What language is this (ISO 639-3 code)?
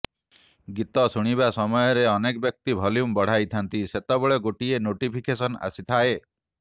ori